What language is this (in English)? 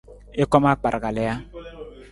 Nawdm